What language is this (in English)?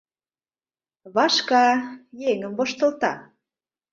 Mari